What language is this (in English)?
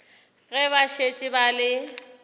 Northern Sotho